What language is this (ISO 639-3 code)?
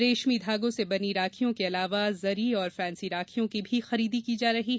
hin